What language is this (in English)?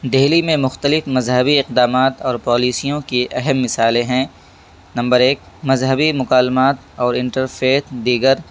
Urdu